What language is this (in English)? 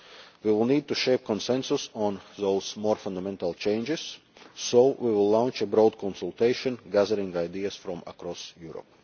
English